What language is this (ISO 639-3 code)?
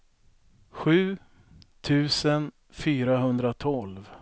swe